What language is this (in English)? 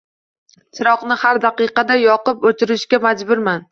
Uzbek